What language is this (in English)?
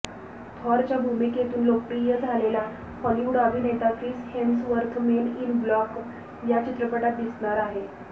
Marathi